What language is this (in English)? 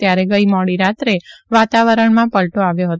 Gujarati